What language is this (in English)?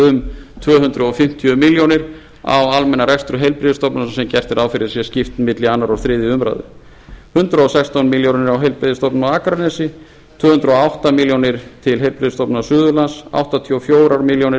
Icelandic